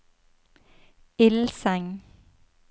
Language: Norwegian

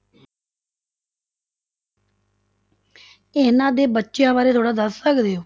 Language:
Punjabi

